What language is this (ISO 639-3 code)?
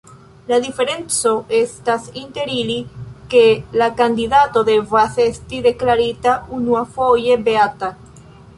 epo